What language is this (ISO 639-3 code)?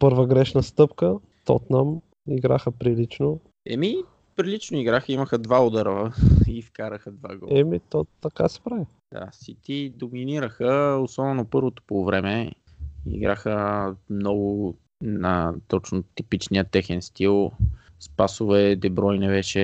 bul